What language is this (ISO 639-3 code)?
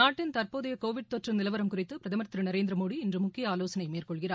tam